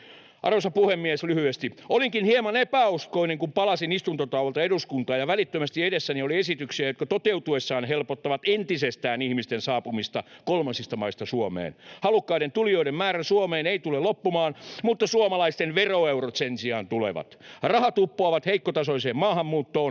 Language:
Finnish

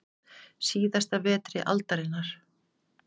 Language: Icelandic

